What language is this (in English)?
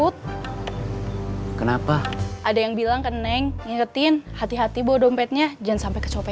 Indonesian